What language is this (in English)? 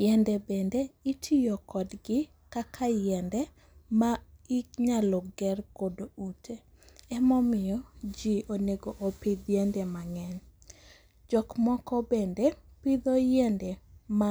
Luo (Kenya and Tanzania)